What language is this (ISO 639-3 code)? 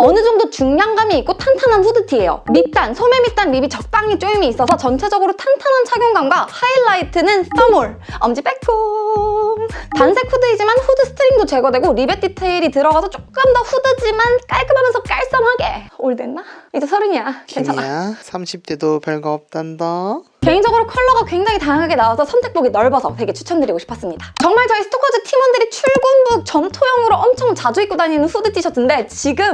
kor